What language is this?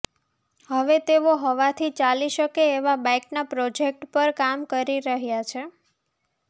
Gujarati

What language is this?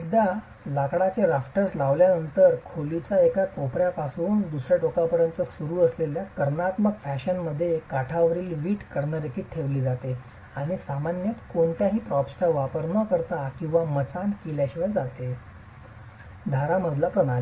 Marathi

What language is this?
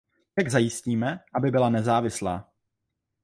Czech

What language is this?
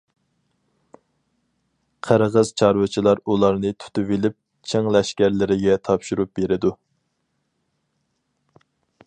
Uyghur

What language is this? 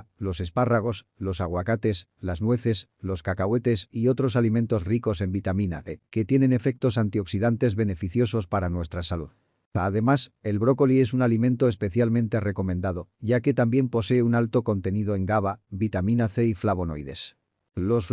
Spanish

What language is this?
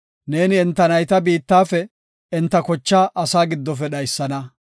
Gofa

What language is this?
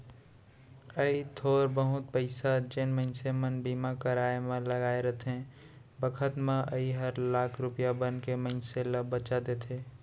Chhattisgarhi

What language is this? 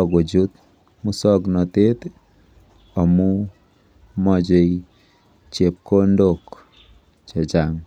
Kalenjin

